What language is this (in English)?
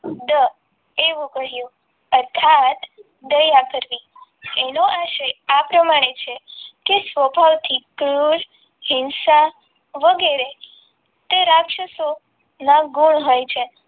Gujarati